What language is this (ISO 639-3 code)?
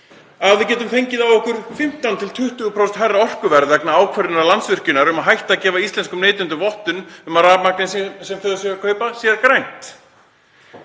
isl